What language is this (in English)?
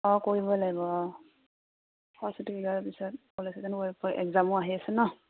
Assamese